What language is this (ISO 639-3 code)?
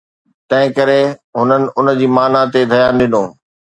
snd